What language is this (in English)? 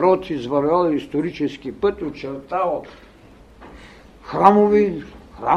Bulgarian